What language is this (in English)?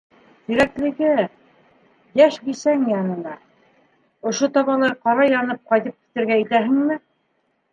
Bashkir